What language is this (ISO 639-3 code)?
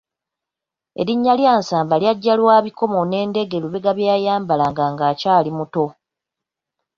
lug